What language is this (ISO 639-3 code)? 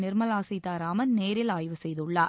tam